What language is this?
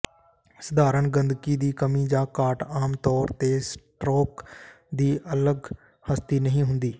Punjabi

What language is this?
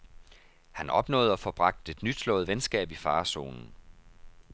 Danish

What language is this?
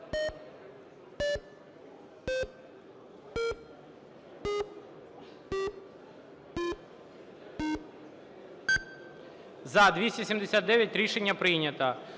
Ukrainian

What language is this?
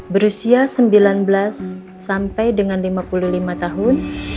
Indonesian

